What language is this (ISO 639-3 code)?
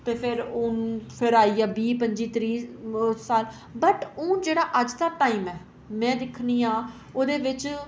doi